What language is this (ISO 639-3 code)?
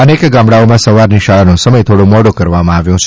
guj